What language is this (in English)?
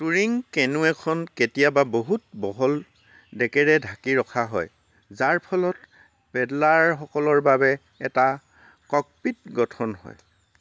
Assamese